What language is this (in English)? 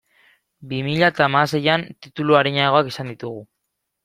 Basque